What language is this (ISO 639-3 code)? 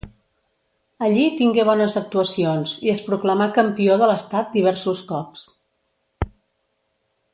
cat